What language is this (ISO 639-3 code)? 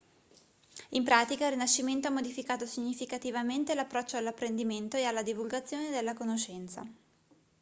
ita